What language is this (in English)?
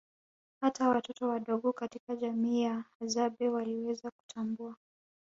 Swahili